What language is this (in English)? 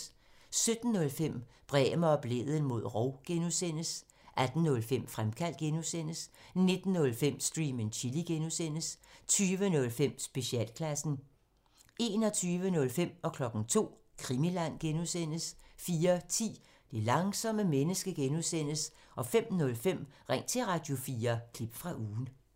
Danish